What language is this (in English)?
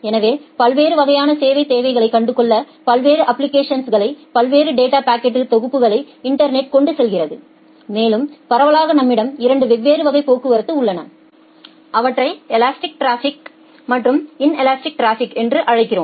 Tamil